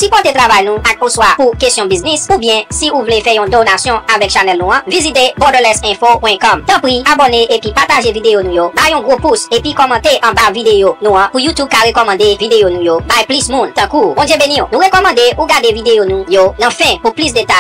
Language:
French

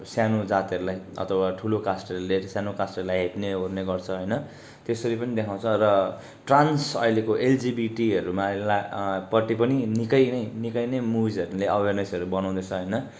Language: Nepali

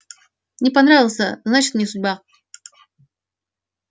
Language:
Russian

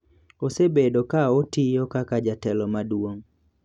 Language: Luo (Kenya and Tanzania)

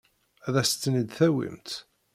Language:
Kabyle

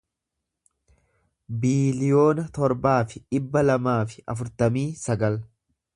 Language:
Oromo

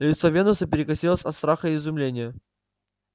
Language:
Russian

